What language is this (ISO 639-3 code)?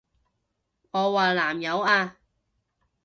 yue